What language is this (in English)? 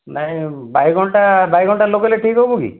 Odia